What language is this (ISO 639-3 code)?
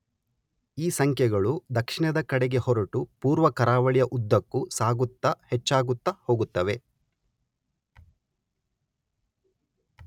kan